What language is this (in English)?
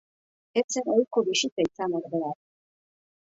Basque